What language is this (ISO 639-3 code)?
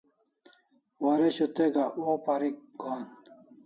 kls